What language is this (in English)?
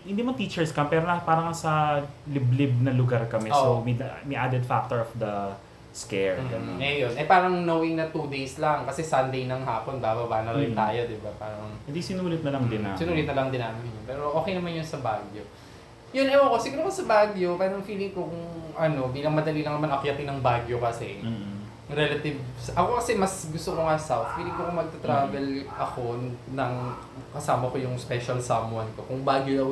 Filipino